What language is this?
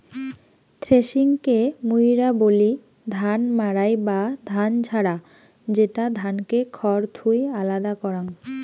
Bangla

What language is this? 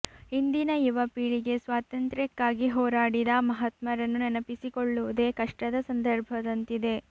Kannada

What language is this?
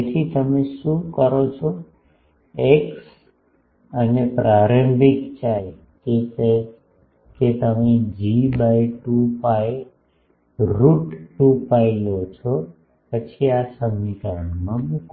Gujarati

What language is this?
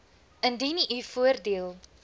Afrikaans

